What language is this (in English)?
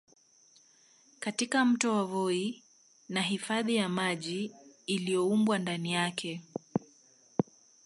Swahili